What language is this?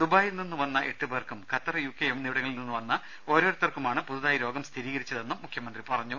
Malayalam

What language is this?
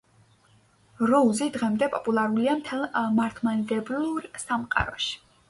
Georgian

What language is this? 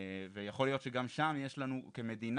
Hebrew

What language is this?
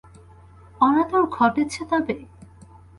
Bangla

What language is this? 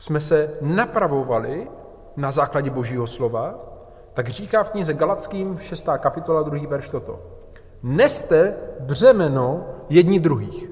Czech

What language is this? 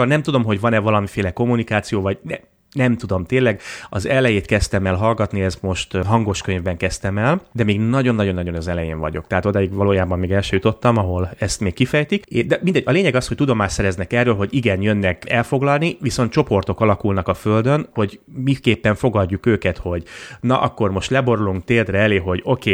Hungarian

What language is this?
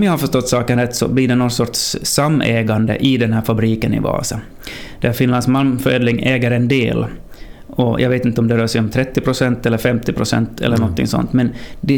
Swedish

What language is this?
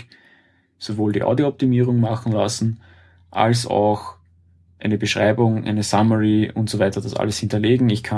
German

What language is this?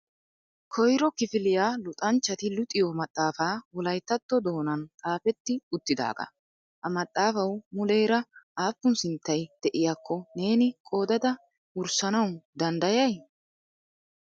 Wolaytta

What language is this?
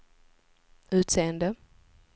Swedish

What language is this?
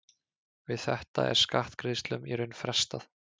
Icelandic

